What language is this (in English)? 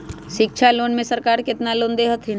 Magahi